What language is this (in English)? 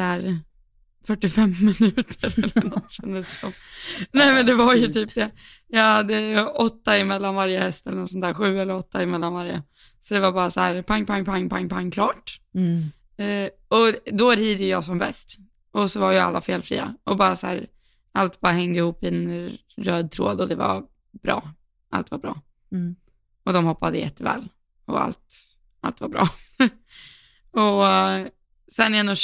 Swedish